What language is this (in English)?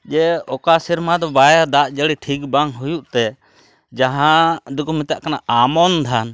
Santali